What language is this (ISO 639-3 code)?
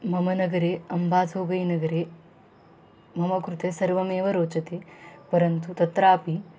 san